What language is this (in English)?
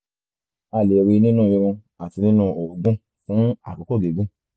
Yoruba